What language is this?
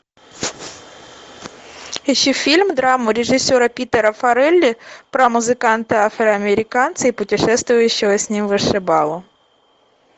Russian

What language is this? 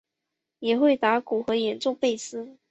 Chinese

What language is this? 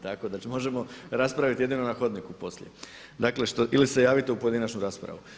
Croatian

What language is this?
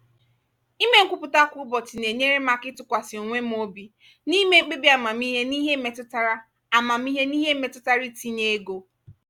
Igbo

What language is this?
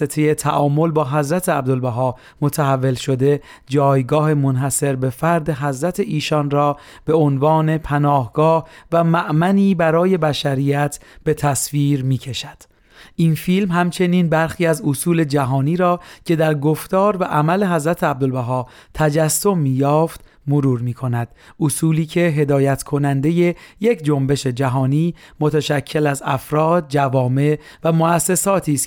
Persian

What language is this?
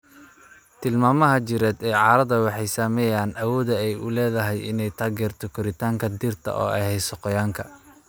Somali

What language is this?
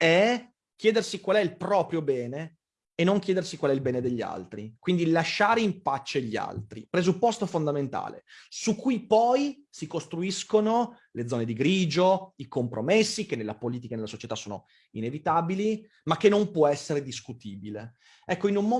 Italian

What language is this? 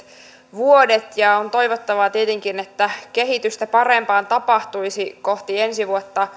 Finnish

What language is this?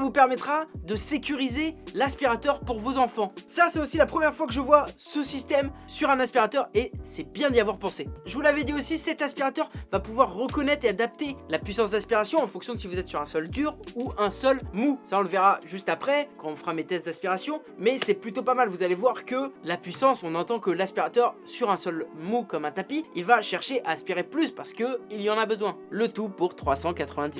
French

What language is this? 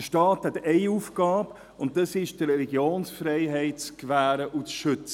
Swiss German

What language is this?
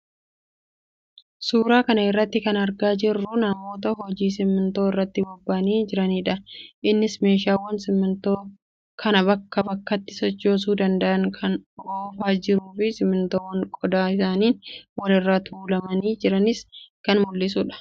Oromo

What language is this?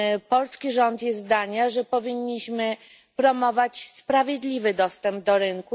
Polish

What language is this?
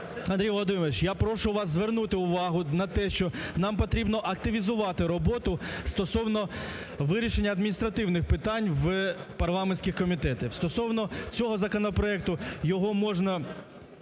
Ukrainian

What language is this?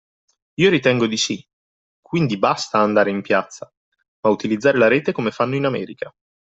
Italian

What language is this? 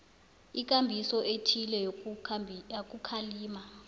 South Ndebele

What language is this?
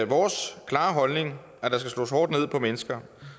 Danish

